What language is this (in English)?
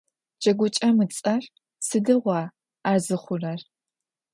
Adyghe